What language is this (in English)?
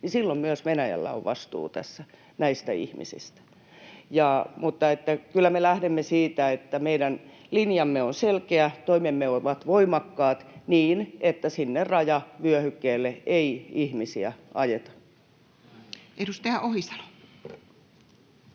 Finnish